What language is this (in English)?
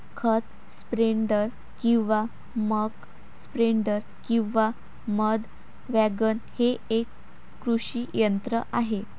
Marathi